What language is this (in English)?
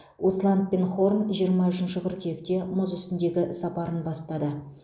Kazakh